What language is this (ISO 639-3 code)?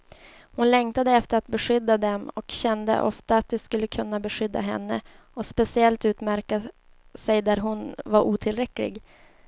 swe